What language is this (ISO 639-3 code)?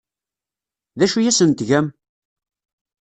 kab